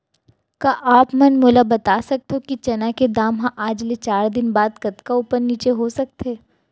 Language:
Chhattisgarhi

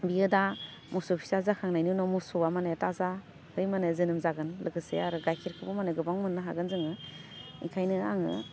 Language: Bodo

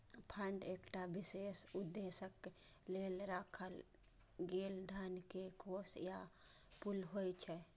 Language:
Maithili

